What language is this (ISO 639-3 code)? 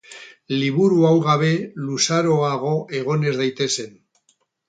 eus